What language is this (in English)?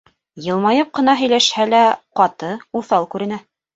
Bashkir